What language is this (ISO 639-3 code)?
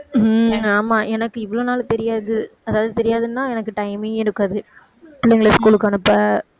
tam